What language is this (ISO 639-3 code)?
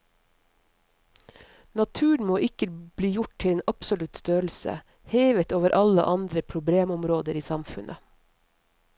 nor